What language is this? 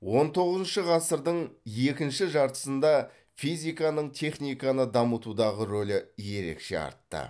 Kazakh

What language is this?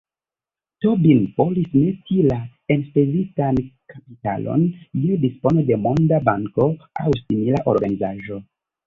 Esperanto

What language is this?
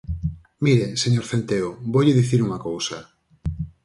Galician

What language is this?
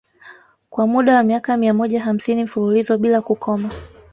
Swahili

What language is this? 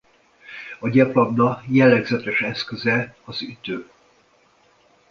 Hungarian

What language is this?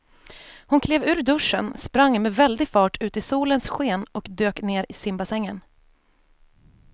Swedish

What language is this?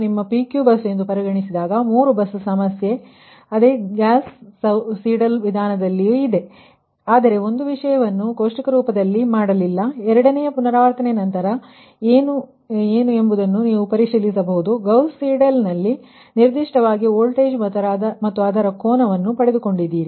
Kannada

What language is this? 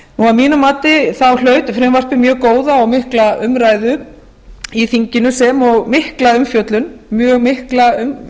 Icelandic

